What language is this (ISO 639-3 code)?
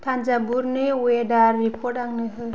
brx